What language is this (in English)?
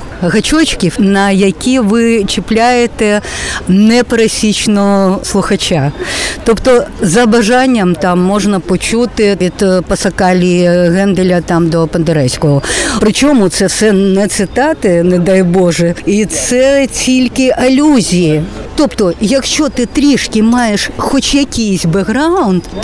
Ukrainian